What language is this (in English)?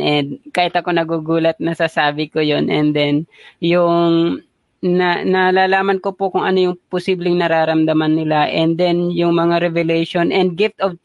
Filipino